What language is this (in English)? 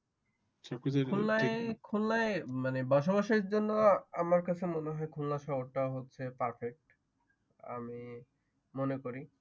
Bangla